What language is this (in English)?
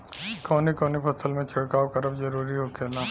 Bhojpuri